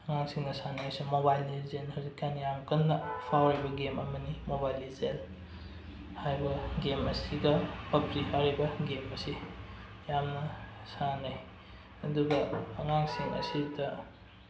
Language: Manipuri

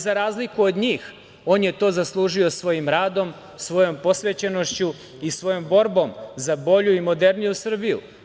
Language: Serbian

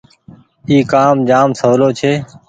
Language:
Goaria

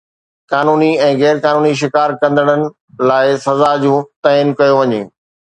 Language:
Sindhi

